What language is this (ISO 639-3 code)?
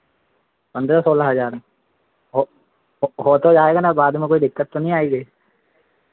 hin